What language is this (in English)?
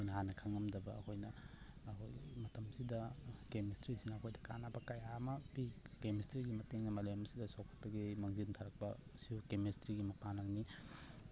Manipuri